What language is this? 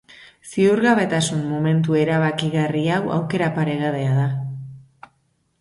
Basque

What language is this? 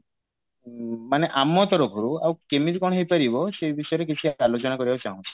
Odia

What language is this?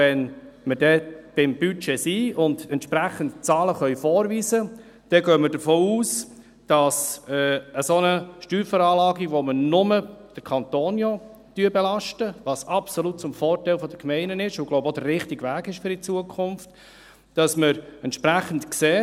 Swiss German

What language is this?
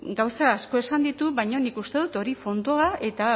Basque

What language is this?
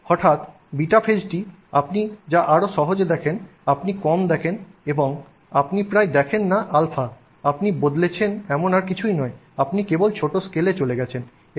Bangla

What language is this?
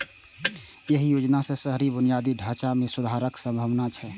Maithili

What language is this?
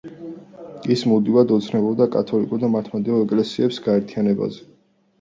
Georgian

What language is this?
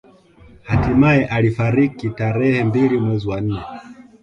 Swahili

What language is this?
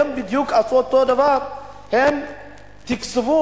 Hebrew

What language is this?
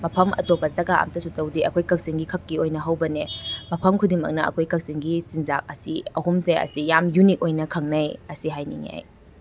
Manipuri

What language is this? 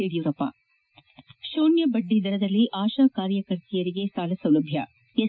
Kannada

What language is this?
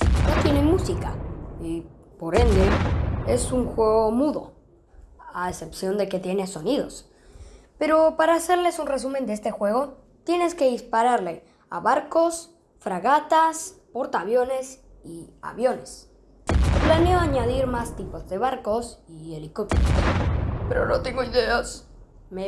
Spanish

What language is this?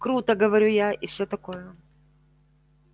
Russian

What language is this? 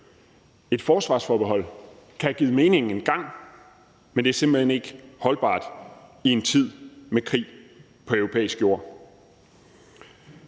Danish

